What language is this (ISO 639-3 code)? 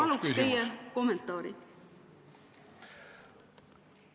est